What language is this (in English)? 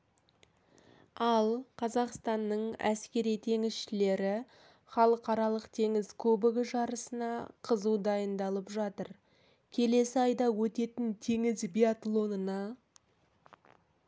Kazakh